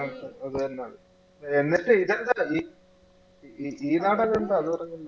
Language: Malayalam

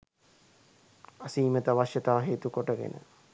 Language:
Sinhala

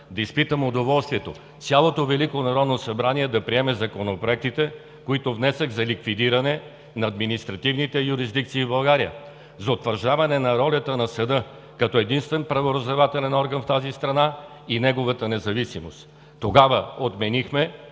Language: Bulgarian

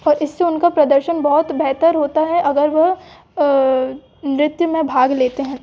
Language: Hindi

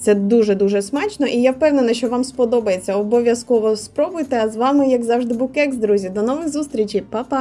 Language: Ukrainian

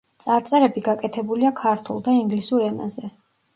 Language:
Georgian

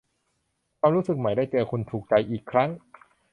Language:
Thai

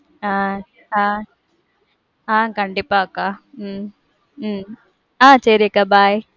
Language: Tamil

